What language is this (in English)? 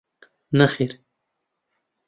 Central Kurdish